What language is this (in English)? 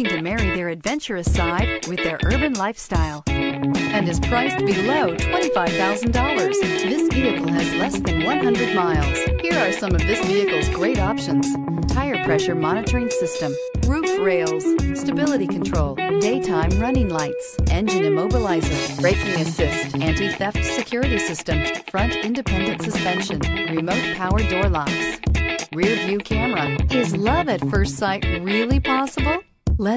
English